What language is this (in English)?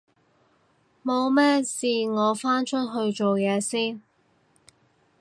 Cantonese